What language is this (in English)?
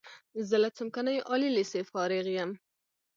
Pashto